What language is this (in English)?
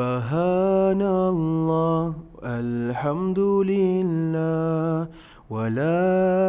Malay